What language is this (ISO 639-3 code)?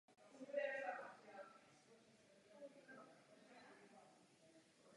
ces